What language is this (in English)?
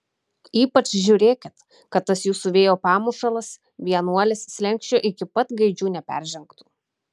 Lithuanian